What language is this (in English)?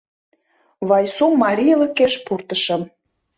Mari